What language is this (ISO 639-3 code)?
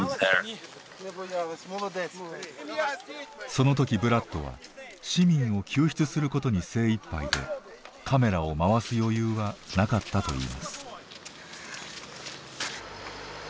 jpn